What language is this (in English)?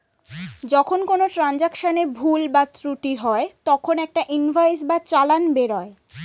Bangla